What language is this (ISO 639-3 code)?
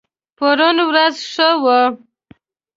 pus